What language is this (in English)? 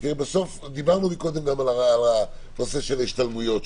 Hebrew